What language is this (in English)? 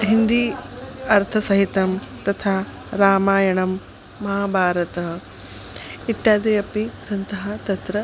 Sanskrit